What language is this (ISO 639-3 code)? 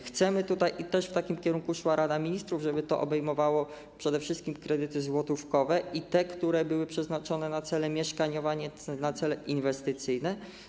pol